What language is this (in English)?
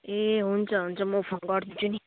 Nepali